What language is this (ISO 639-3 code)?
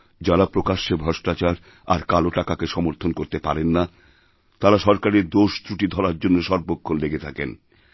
ben